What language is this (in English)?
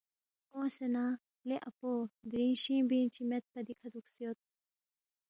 Balti